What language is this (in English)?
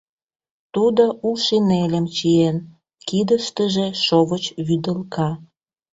Mari